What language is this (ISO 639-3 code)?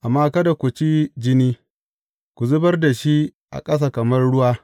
hau